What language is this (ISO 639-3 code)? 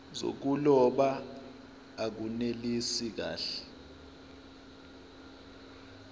zul